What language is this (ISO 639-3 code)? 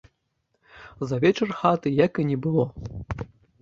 bel